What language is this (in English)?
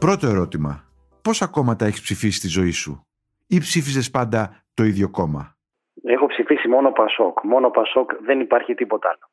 Greek